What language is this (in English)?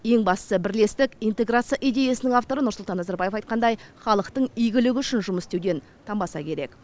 Kazakh